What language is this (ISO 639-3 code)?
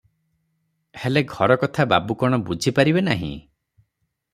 ori